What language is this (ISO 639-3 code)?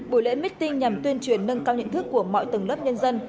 vie